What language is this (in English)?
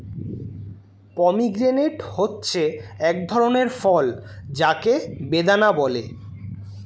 Bangla